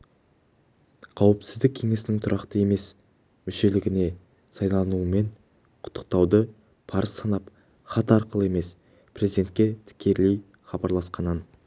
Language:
Kazakh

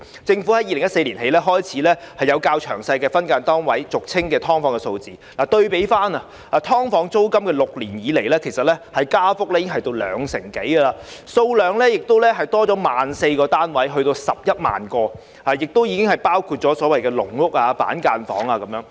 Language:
Cantonese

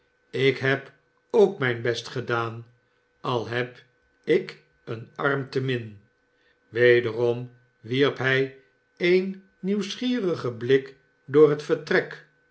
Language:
Dutch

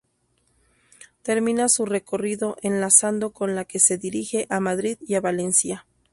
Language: Spanish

